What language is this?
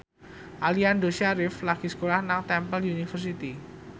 Javanese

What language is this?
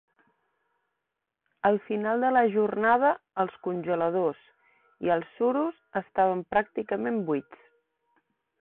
Catalan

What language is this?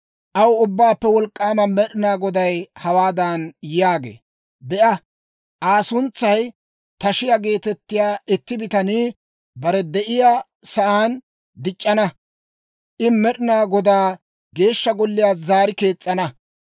Dawro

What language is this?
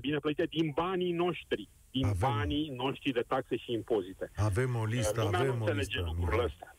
Romanian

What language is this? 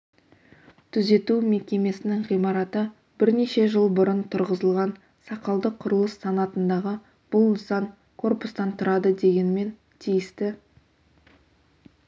Kazakh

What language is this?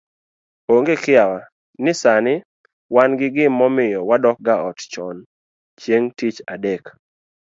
Luo (Kenya and Tanzania)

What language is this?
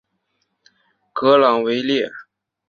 Chinese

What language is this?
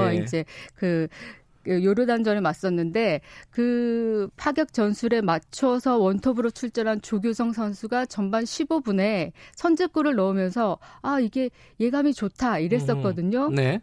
Korean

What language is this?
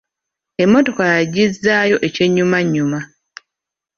Ganda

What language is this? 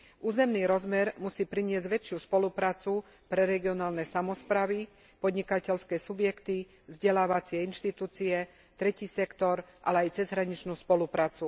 Slovak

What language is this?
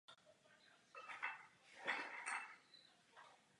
Czech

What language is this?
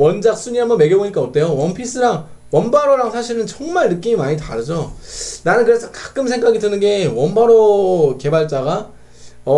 Korean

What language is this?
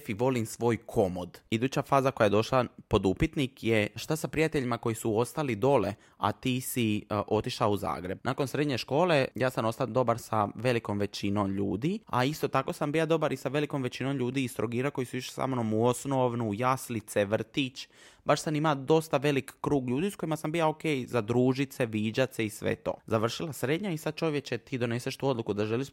Croatian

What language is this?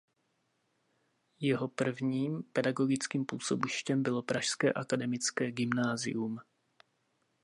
Czech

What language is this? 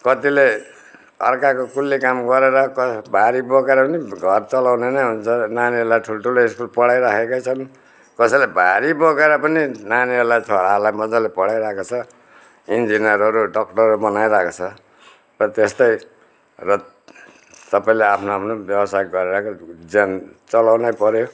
Nepali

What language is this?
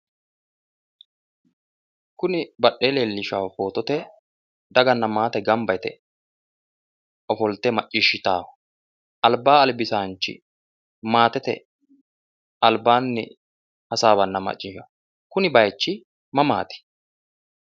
Sidamo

